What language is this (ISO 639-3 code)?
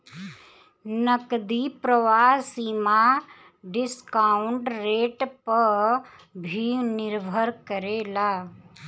bho